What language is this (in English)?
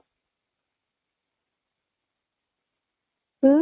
Odia